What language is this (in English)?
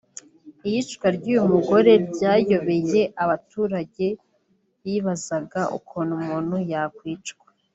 Kinyarwanda